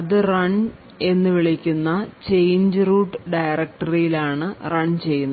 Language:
Malayalam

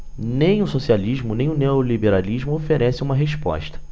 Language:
Portuguese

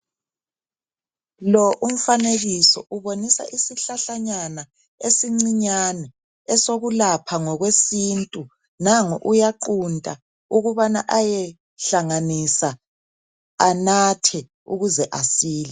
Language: North Ndebele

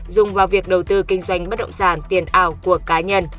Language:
Vietnamese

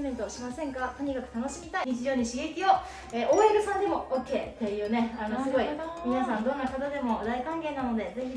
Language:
Japanese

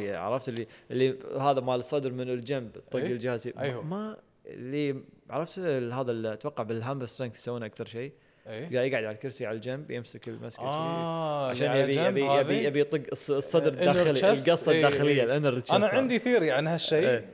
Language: Arabic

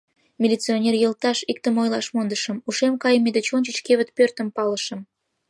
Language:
Mari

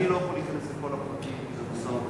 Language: Hebrew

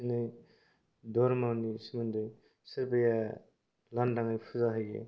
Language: Bodo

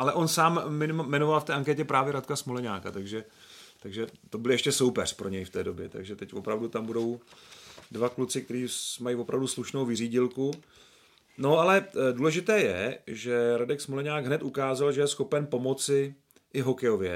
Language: Czech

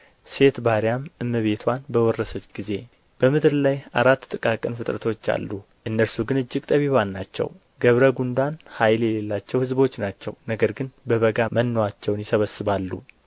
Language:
Amharic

